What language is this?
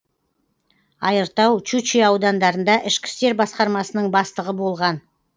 Kazakh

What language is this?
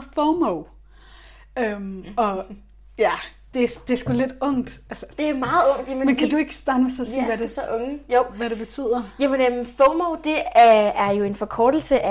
Danish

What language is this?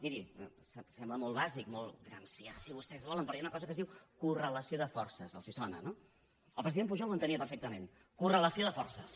Catalan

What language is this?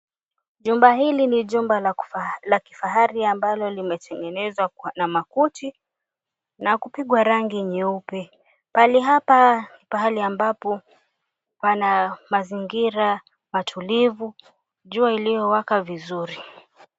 Swahili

